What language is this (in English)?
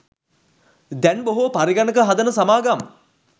Sinhala